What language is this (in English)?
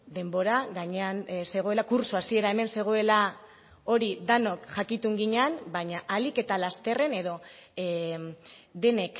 Basque